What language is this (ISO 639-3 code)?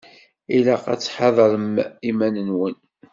kab